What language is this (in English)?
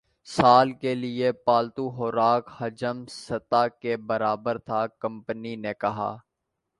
Urdu